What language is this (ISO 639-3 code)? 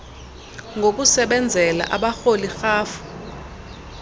xho